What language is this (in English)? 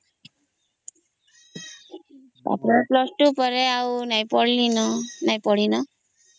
Odia